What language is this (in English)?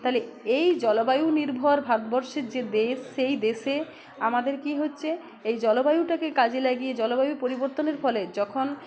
Bangla